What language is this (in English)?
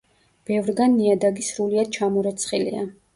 Georgian